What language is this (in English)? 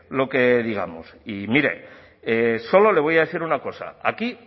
Spanish